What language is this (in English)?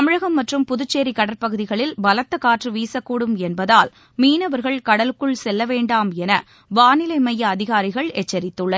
Tamil